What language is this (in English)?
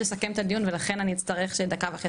Hebrew